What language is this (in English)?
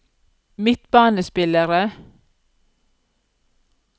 Norwegian